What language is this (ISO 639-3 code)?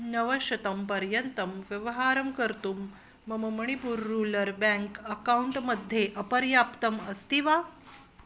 san